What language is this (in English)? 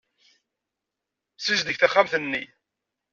Kabyle